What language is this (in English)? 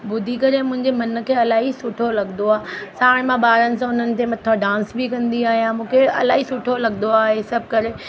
Sindhi